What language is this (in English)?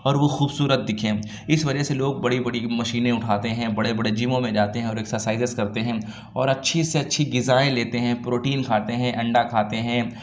Urdu